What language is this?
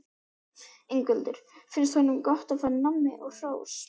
Icelandic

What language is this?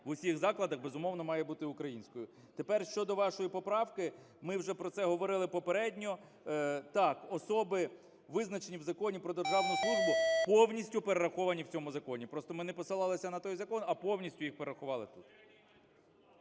Ukrainian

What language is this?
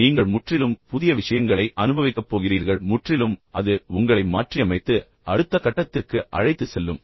Tamil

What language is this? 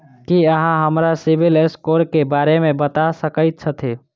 Maithili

